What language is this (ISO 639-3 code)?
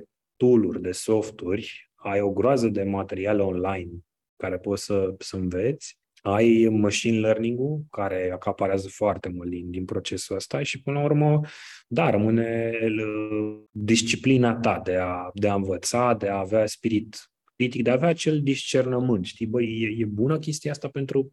ron